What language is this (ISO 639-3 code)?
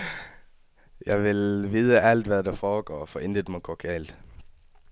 dan